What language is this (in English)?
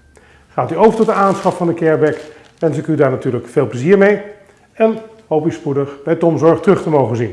Dutch